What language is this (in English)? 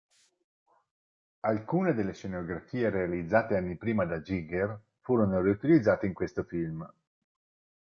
Italian